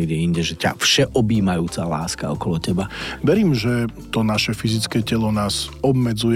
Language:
Slovak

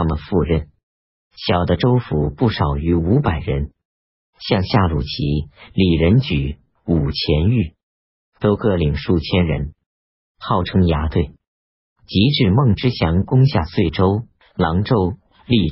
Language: Chinese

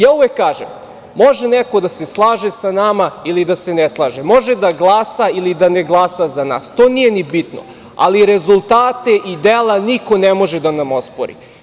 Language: Serbian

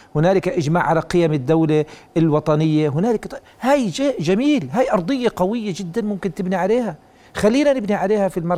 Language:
Arabic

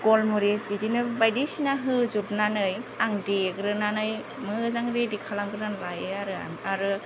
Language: Bodo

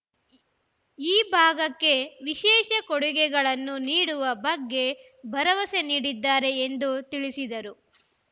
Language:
Kannada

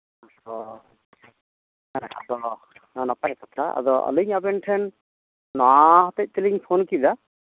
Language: Santali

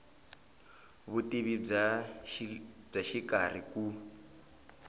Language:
Tsonga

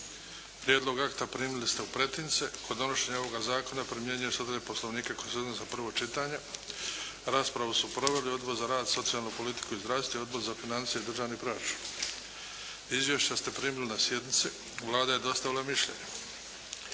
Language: Croatian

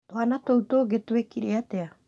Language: Kikuyu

